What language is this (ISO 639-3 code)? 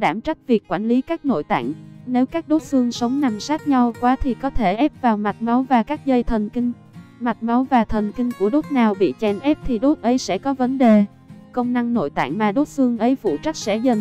vie